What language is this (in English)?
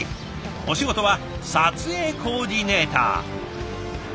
Japanese